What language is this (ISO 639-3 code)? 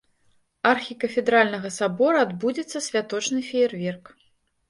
bel